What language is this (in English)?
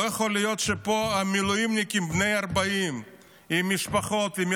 Hebrew